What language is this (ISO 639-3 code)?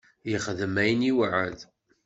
kab